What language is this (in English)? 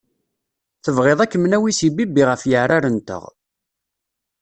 Kabyle